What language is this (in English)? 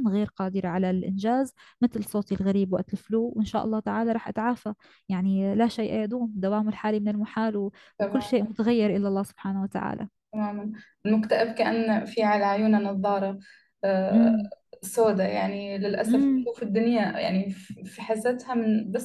Arabic